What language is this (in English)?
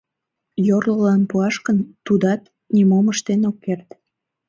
Mari